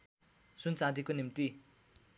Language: Nepali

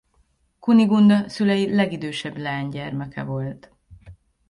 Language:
Hungarian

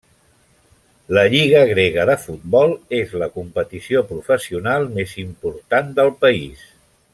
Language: Catalan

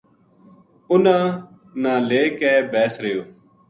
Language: Gujari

